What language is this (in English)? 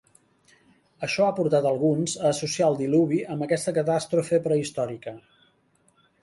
Catalan